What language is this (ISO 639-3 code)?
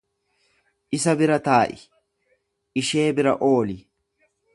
orm